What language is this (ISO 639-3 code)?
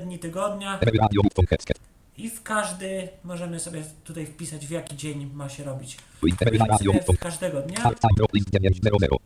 pol